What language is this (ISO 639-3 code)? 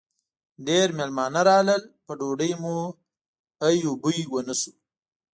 pus